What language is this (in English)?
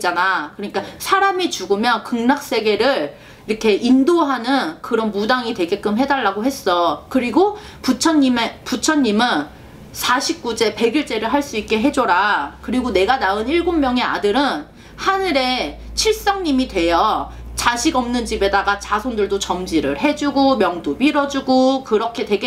Korean